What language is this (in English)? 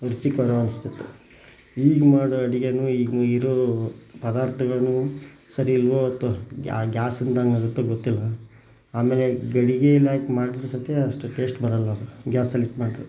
Kannada